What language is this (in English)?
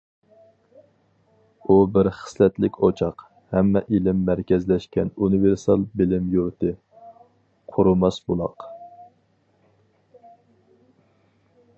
Uyghur